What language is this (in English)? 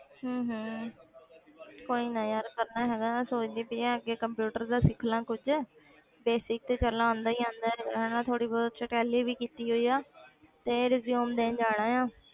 Punjabi